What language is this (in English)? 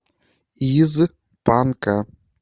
Russian